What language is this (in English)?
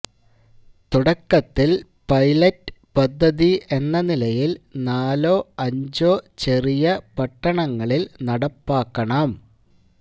Malayalam